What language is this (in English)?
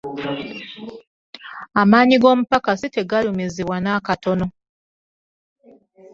Ganda